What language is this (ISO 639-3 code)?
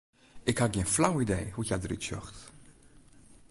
fry